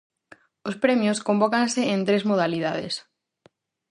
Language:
Galician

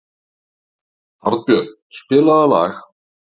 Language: Icelandic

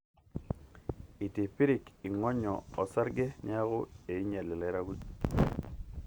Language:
Masai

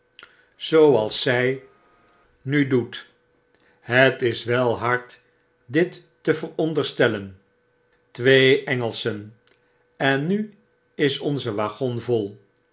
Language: Dutch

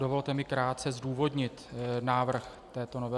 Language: Czech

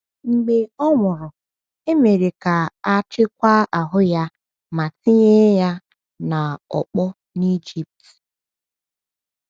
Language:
Igbo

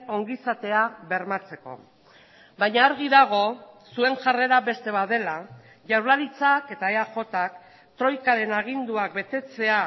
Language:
Basque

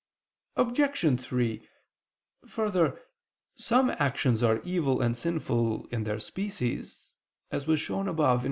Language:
English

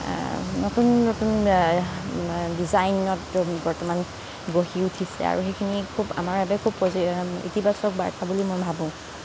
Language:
Assamese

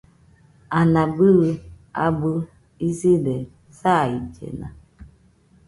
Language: Nüpode Huitoto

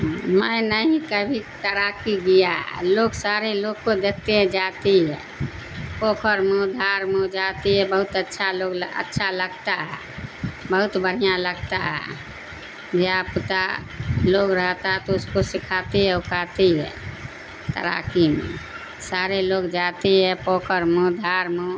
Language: Urdu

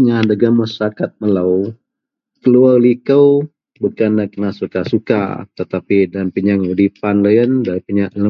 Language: Central Melanau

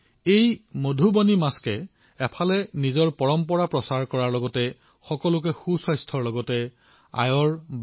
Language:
Assamese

